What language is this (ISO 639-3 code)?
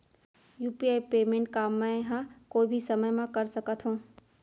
hne